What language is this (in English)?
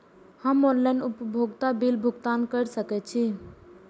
Maithili